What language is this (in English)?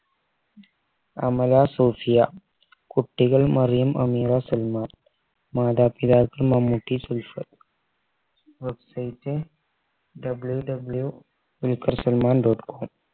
Malayalam